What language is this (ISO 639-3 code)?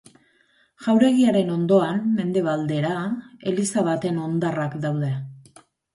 eus